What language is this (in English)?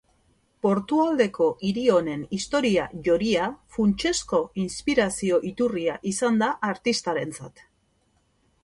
Basque